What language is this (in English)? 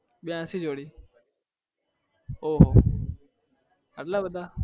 Gujarati